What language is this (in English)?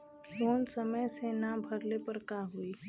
Bhojpuri